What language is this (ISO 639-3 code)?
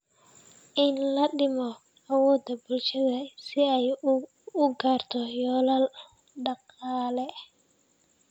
som